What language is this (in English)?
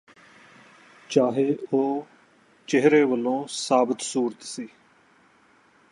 Punjabi